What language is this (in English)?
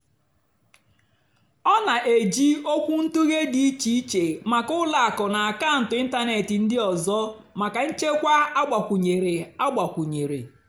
Igbo